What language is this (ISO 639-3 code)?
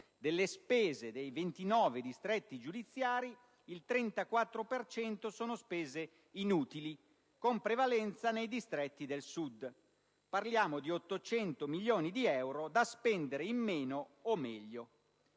ita